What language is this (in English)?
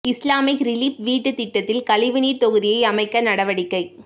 Tamil